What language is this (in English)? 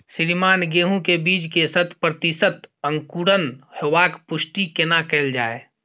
Maithili